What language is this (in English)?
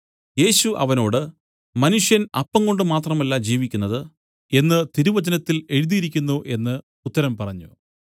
Malayalam